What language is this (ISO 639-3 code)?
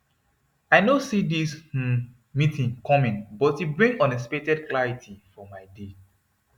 pcm